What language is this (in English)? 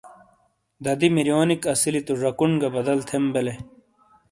Shina